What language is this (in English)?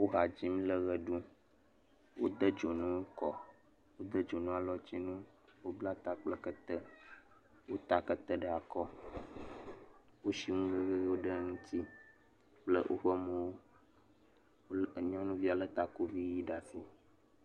Ewe